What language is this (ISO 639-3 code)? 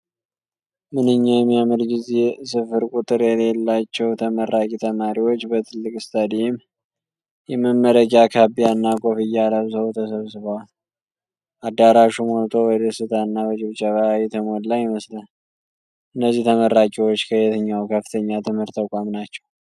amh